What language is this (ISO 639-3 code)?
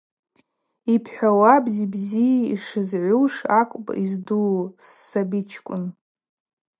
abq